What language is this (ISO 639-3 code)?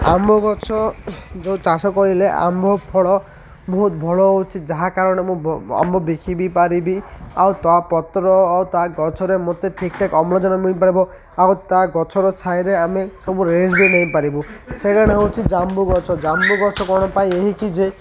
ori